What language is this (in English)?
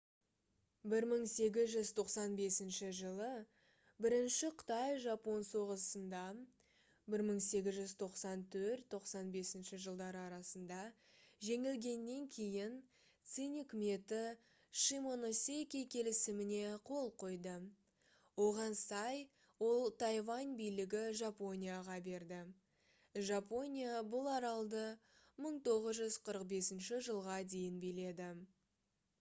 Kazakh